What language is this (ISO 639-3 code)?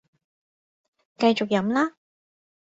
yue